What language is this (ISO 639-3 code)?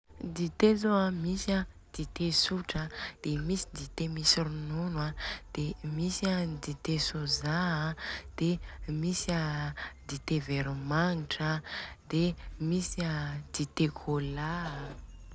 bzc